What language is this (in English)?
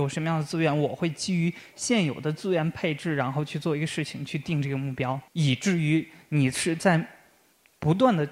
Chinese